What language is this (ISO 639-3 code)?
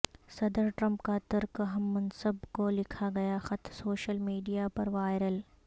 urd